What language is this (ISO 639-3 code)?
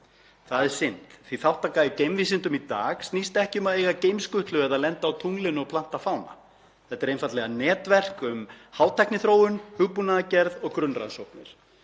isl